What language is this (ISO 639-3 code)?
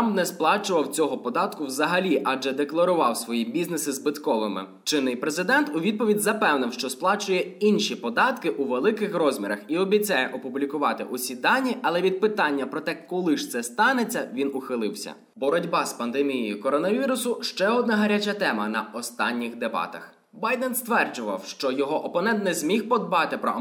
ukr